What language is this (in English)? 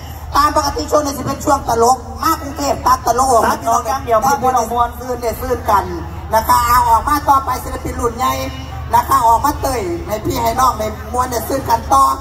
Thai